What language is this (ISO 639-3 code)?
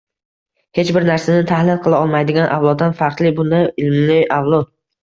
uzb